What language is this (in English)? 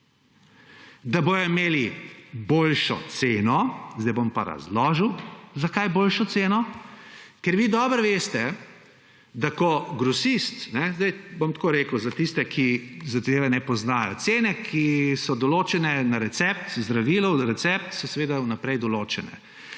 Slovenian